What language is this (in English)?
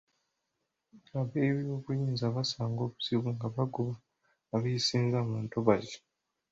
Ganda